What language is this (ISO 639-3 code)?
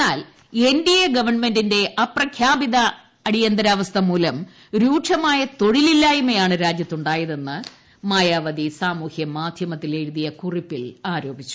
mal